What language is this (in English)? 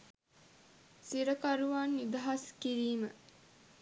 Sinhala